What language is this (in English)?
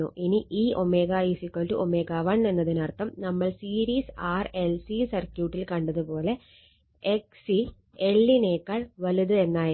Malayalam